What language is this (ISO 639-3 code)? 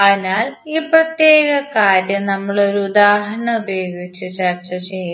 mal